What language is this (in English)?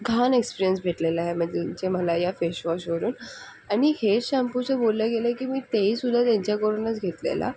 Marathi